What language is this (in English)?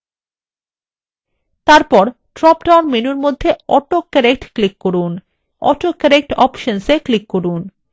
Bangla